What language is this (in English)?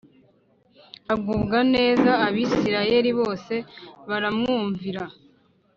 Kinyarwanda